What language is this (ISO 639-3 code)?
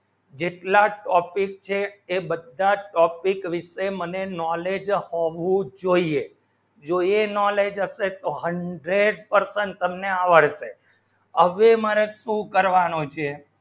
guj